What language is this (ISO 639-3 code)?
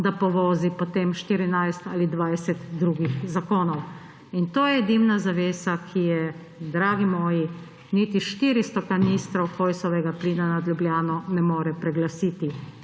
slv